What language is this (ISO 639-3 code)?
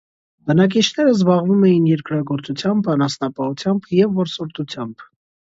hye